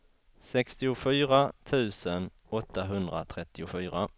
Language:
Swedish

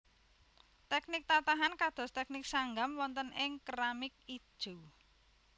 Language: Javanese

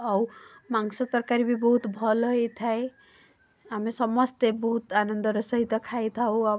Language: Odia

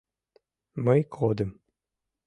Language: Mari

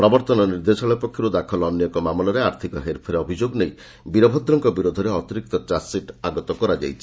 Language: Odia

